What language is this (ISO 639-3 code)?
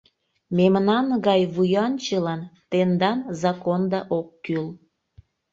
chm